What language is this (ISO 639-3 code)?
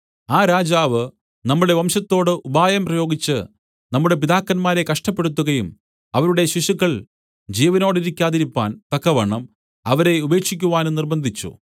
mal